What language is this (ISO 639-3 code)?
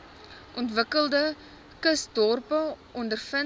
afr